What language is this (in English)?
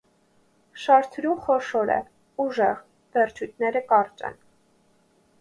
Armenian